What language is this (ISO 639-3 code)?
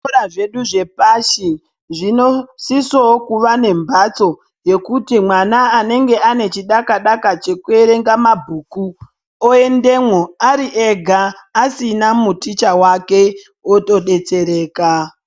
ndc